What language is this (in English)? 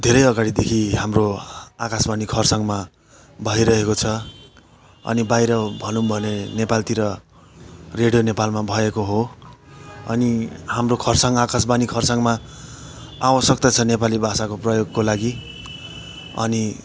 Nepali